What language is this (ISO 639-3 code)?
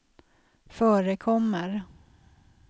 swe